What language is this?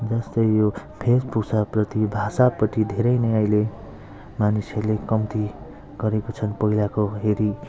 Nepali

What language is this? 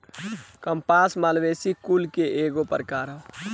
Bhojpuri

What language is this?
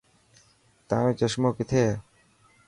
Dhatki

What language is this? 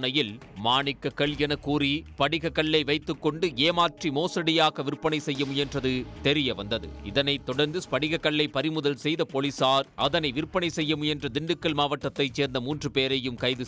Tamil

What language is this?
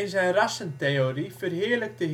Dutch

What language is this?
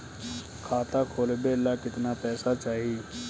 Bhojpuri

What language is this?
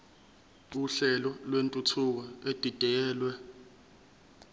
Zulu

